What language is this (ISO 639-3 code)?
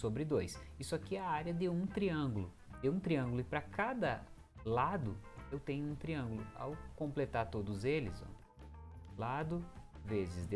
por